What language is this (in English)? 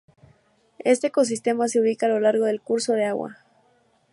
Spanish